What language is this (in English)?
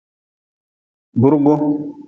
Nawdm